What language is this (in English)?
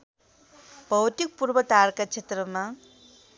Nepali